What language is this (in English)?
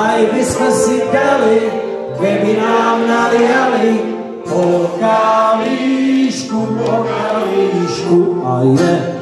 Slovak